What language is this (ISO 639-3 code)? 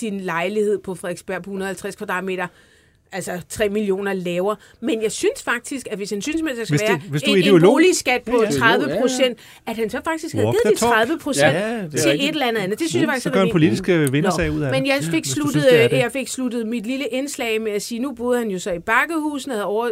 dan